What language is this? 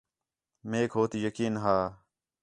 Khetrani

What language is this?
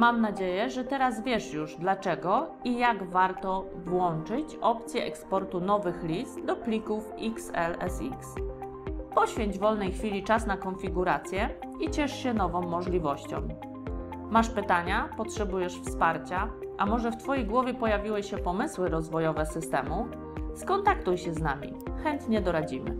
Polish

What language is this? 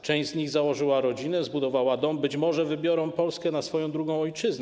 Polish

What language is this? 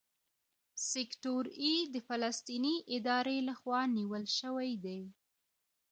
Pashto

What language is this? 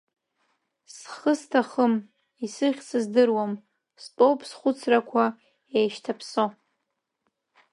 Abkhazian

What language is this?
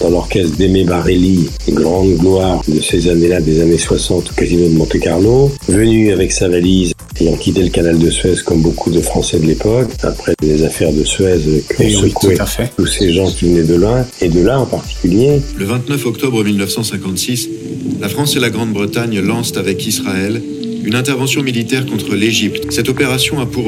French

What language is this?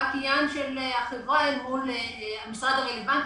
Hebrew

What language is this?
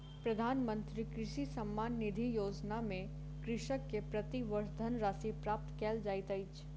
Maithili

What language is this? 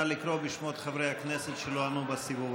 Hebrew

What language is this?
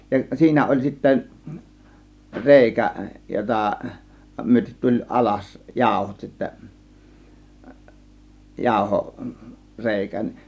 Finnish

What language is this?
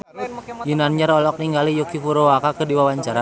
Sundanese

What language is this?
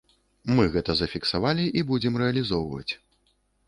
Belarusian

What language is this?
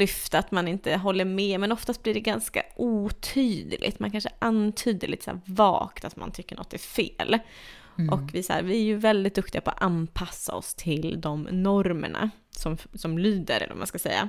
Swedish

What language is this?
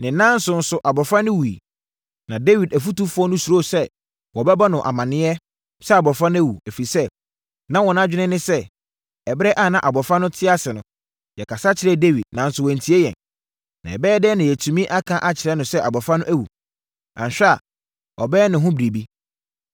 Akan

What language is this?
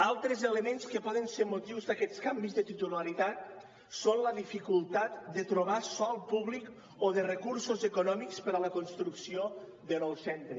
Catalan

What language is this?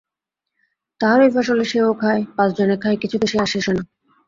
Bangla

